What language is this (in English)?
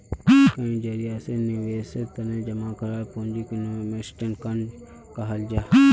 Magahi